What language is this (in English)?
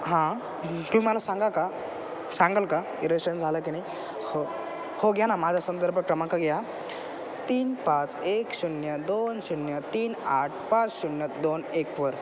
Marathi